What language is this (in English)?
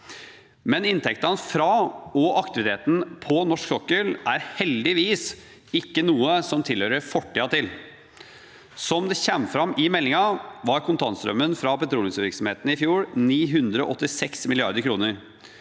Norwegian